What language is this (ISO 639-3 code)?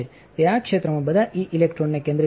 guj